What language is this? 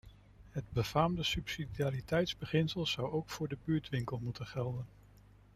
Dutch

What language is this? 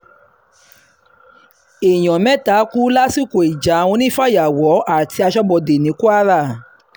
Yoruba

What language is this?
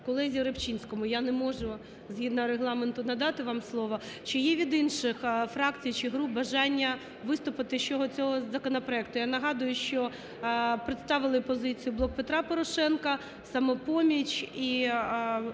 Ukrainian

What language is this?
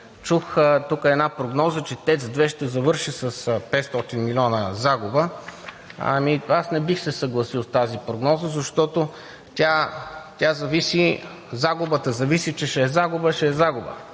Bulgarian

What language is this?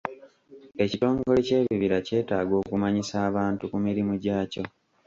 Ganda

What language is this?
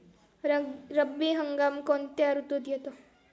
Marathi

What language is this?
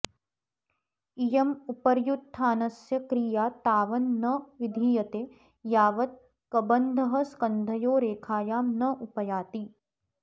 Sanskrit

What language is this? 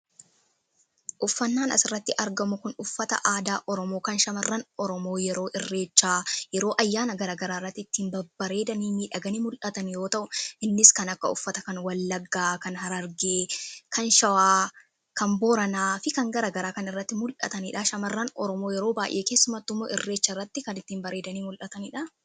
Oromo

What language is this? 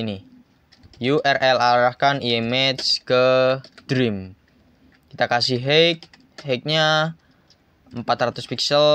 Indonesian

